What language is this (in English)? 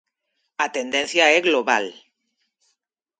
Galician